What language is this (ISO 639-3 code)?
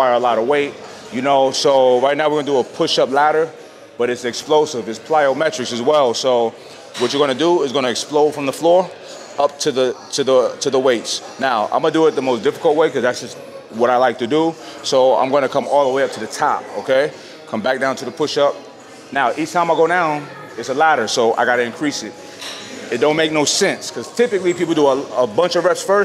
eng